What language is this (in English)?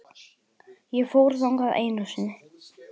Icelandic